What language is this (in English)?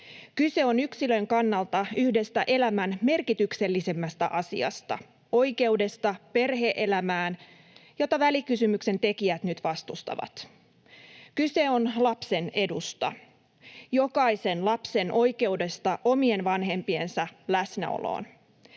Finnish